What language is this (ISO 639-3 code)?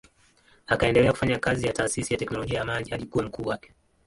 swa